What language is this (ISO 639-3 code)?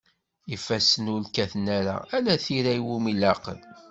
kab